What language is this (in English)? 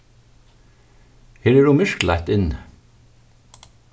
Faroese